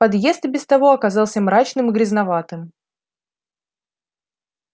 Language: Russian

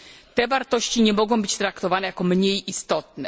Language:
Polish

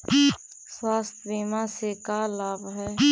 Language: Magahi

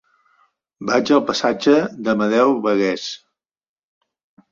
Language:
Catalan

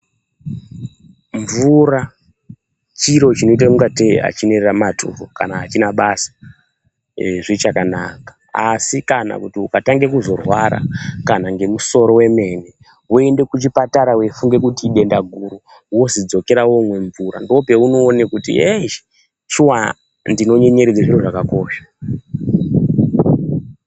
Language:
Ndau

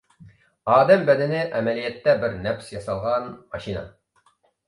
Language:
Uyghur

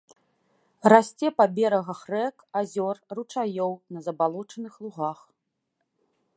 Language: Belarusian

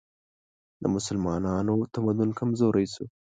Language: Pashto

